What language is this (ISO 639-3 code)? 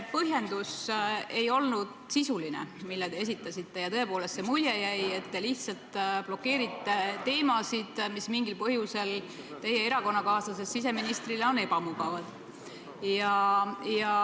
est